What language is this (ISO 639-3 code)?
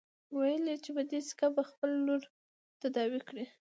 pus